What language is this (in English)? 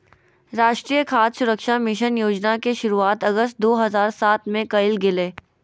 Magahi